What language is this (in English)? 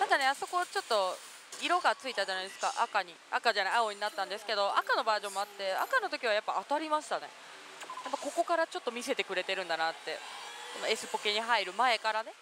Japanese